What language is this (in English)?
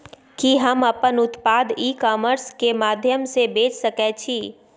Maithili